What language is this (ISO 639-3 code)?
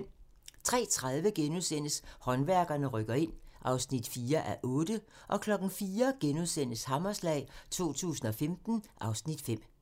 dan